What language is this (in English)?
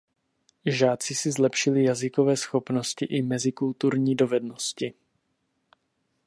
Czech